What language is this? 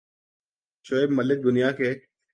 Urdu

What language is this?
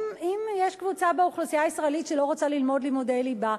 Hebrew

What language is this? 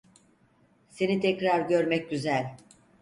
Turkish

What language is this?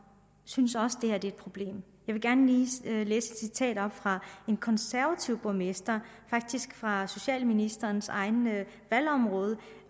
Danish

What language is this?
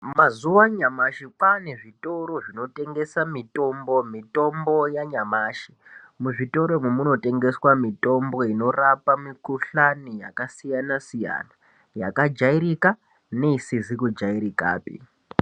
Ndau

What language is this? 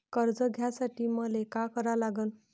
Marathi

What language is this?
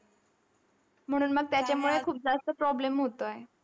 Marathi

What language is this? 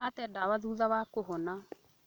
Kikuyu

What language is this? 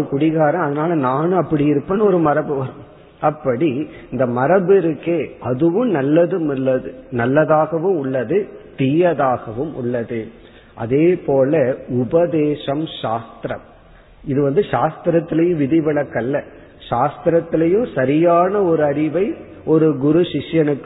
Tamil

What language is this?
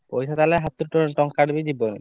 Odia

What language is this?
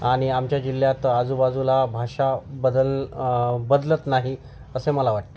Marathi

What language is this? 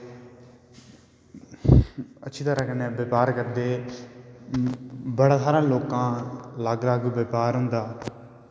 Dogri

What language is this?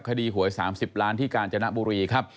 Thai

